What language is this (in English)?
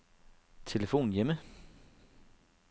Danish